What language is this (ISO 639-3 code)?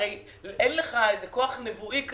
heb